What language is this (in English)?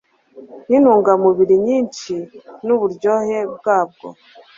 Kinyarwanda